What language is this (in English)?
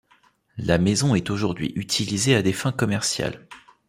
French